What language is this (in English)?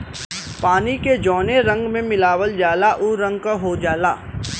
Bhojpuri